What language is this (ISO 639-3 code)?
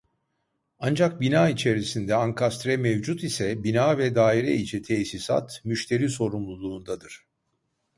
tur